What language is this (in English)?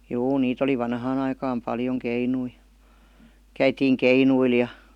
Finnish